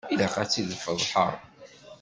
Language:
Kabyle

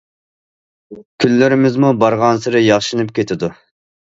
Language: Uyghur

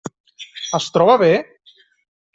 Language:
Catalan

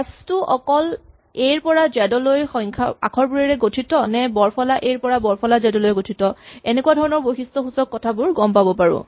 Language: Assamese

